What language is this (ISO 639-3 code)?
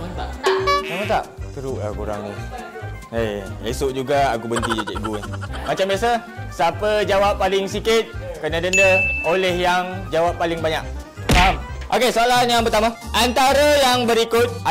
msa